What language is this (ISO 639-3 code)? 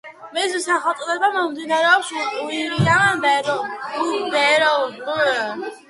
kat